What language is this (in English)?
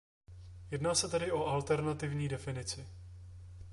Czech